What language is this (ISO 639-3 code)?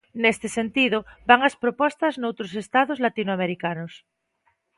glg